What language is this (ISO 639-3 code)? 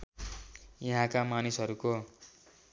nep